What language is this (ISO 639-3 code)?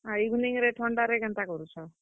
ori